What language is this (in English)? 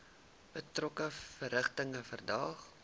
Afrikaans